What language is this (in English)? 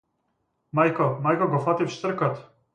Macedonian